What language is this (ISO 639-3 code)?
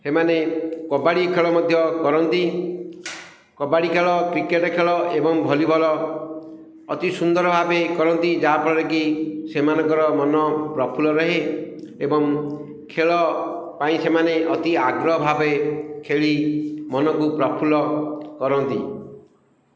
ori